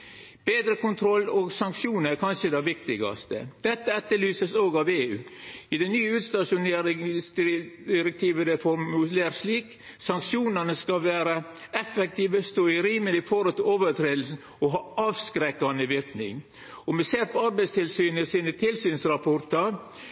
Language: Norwegian Nynorsk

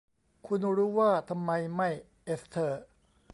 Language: Thai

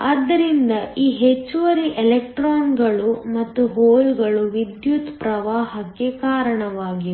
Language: Kannada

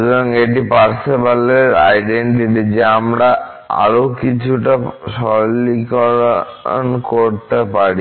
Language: Bangla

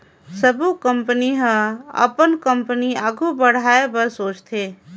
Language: Chhattisgarhi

